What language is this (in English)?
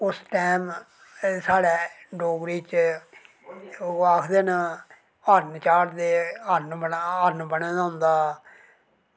Dogri